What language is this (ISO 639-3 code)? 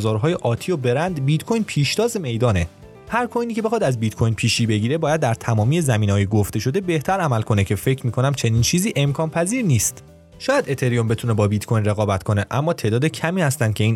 fas